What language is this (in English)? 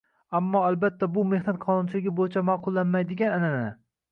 Uzbek